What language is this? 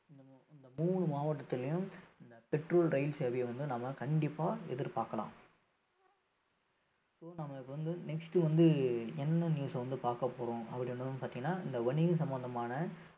Tamil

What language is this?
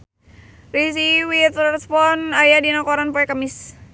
Sundanese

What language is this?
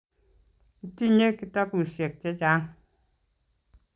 Kalenjin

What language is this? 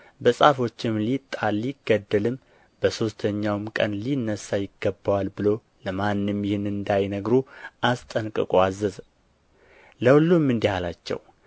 Amharic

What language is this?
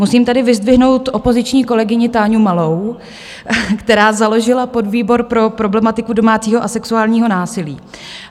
Czech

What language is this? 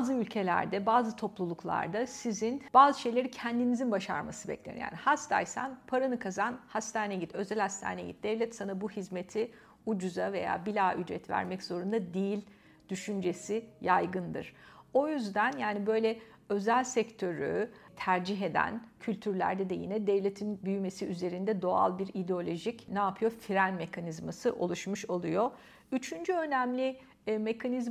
Turkish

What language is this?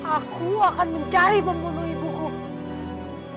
Indonesian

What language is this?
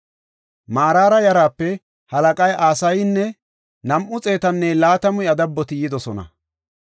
Gofa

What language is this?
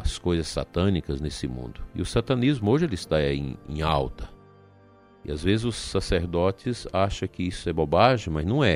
Portuguese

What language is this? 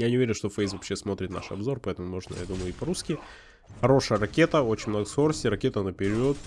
Russian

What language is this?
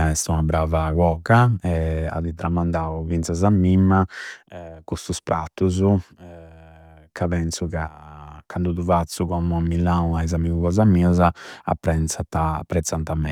Campidanese Sardinian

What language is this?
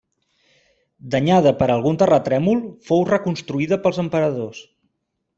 Catalan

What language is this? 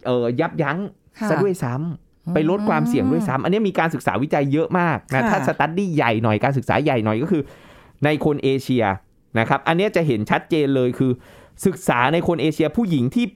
Thai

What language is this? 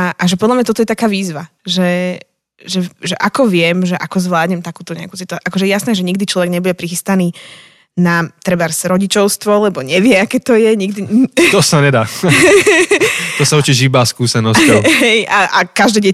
Slovak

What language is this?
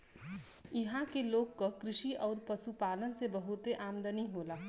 Bhojpuri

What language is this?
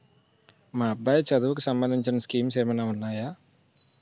Telugu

